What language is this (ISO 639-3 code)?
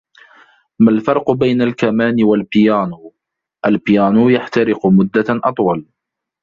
ara